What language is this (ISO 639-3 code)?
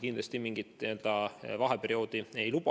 est